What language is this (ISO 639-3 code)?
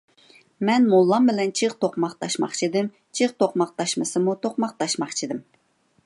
uig